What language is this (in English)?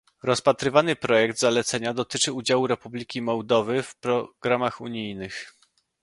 Polish